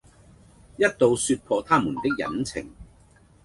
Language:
Cantonese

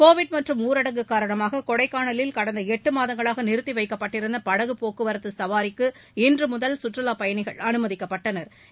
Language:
Tamil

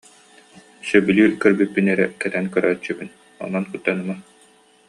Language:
Yakut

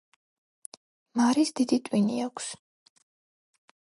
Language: Georgian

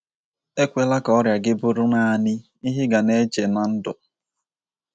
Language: Igbo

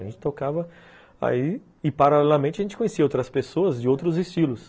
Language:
Portuguese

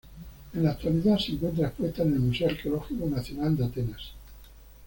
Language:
Spanish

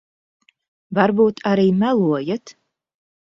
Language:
Latvian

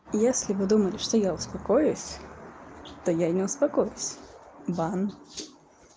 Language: Russian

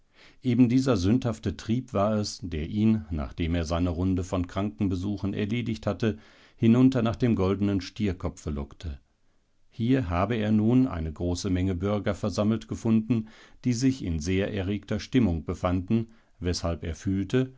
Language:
German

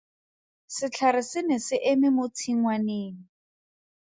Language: Tswana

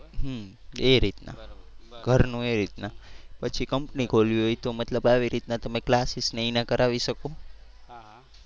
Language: Gujarati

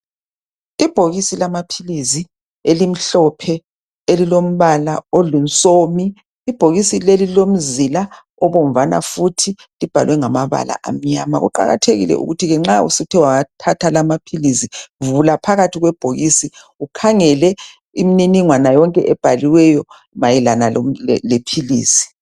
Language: North Ndebele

